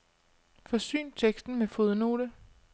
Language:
Danish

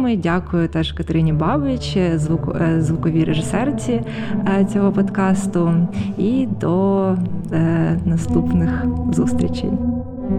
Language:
Ukrainian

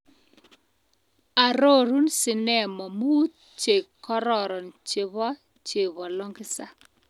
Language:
Kalenjin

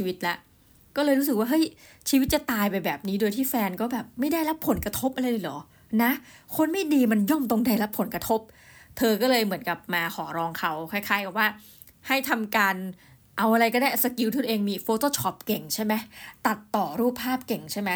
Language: Thai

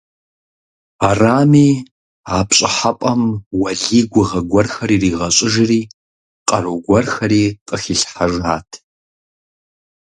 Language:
Kabardian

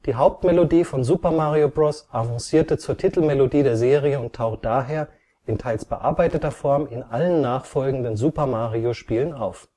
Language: German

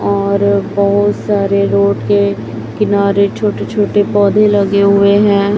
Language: Hindi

